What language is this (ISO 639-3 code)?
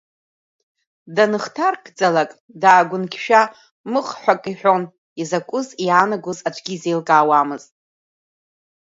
abk